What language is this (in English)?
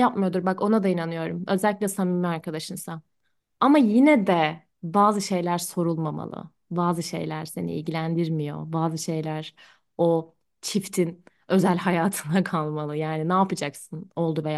Turkish